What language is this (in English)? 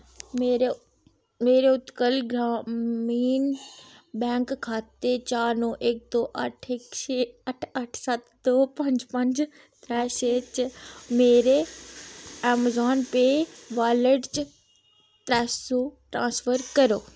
Dogri